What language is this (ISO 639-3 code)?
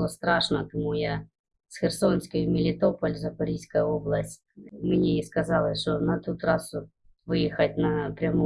ukr